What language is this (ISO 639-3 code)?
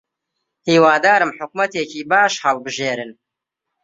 ckb